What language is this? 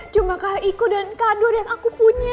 Indonesian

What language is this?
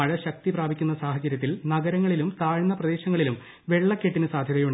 Malayalam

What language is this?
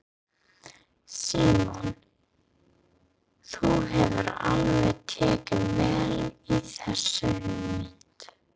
Icelandic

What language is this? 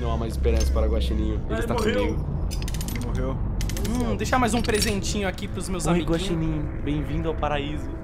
Portuguese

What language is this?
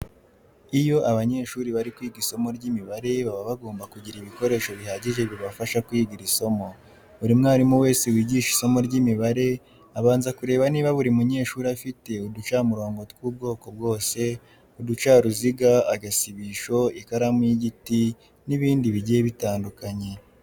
Kinyarwanda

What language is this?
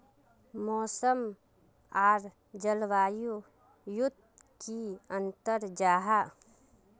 Magahi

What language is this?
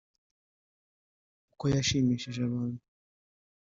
Kinyarwanda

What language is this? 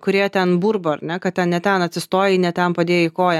Lithuanian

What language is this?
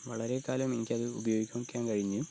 Malayalam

